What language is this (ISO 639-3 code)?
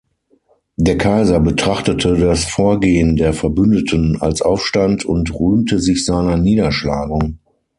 deu